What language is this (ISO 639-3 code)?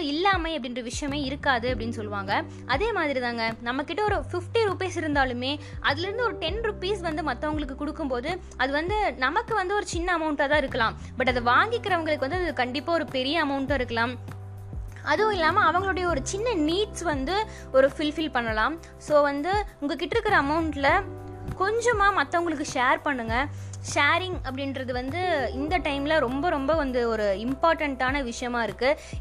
tam